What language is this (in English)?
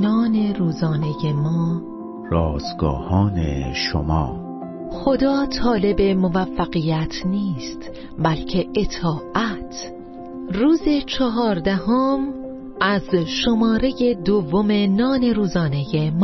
Persian